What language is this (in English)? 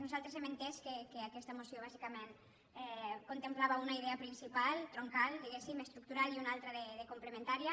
Catalan